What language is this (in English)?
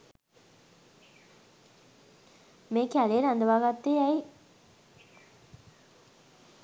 Sinhala